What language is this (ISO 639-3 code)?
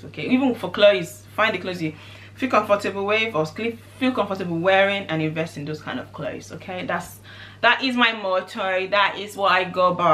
eng